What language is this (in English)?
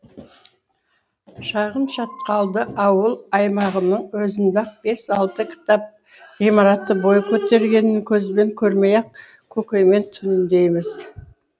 Kazakh